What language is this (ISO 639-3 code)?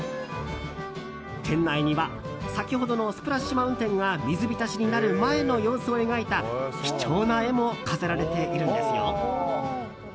jpn